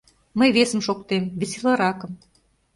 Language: Mari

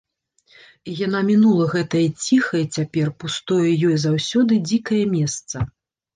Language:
Belarusian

